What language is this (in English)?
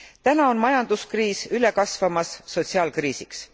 Estonian